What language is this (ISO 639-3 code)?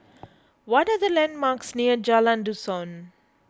eng